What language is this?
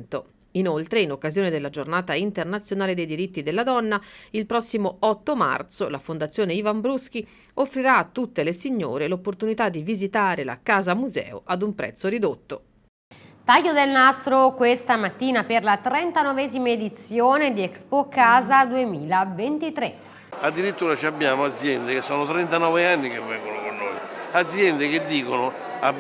Italian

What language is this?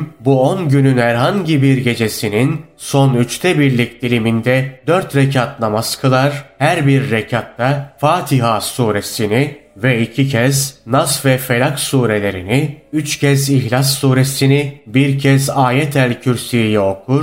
Turkish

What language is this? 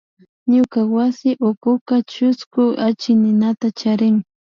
Imbabura Highland Quichua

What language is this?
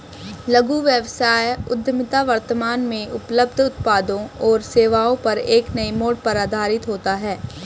Hindi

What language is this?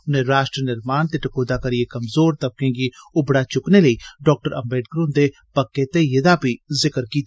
Dogri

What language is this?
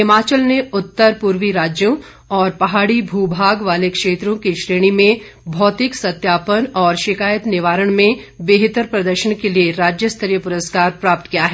Hindi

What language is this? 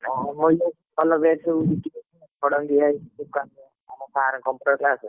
Odia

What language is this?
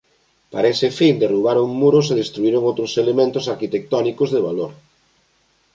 Galician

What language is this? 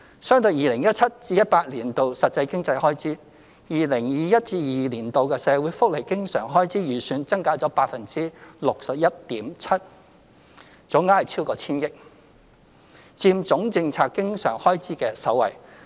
Cantonese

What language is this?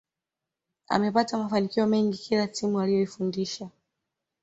Swahili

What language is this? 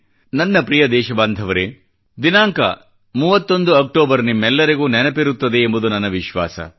Kannada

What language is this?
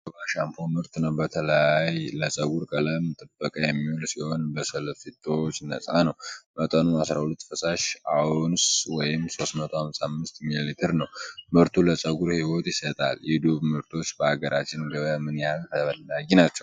Amharic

